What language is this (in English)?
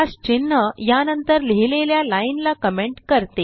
Marathi